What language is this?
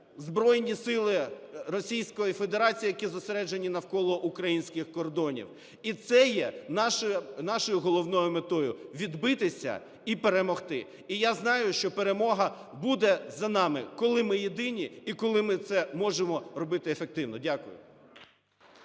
Ukrainian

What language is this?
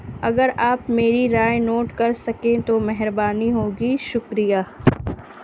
Urdu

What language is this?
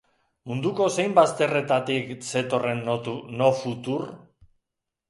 Basque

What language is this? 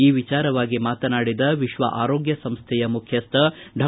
Kannada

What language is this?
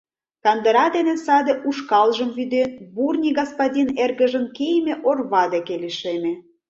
Mari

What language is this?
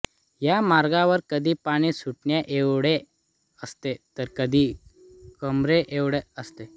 Marathi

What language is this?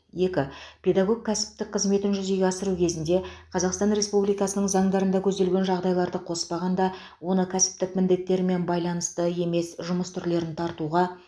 Kazakh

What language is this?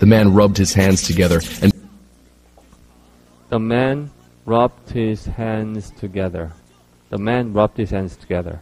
Korean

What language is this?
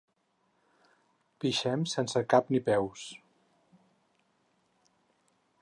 Catalan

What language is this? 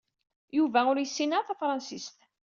Kabyle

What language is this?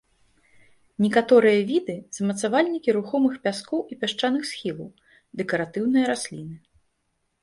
Belarusian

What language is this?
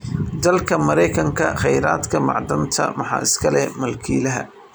Somali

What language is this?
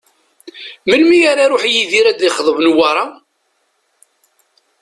Kabyle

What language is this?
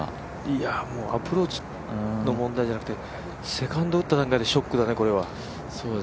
Japanese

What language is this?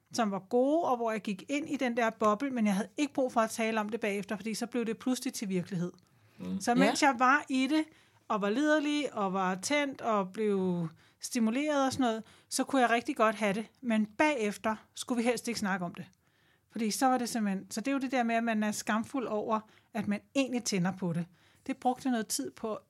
Danish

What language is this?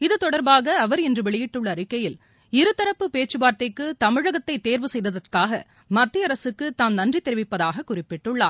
Tamil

